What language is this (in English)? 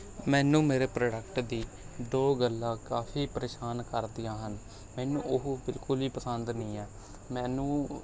Punjabi